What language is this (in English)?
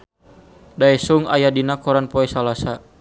Sundanese